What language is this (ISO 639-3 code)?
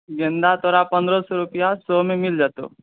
mai